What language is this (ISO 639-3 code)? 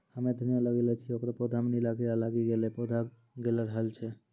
mai